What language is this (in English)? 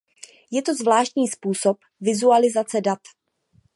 Czech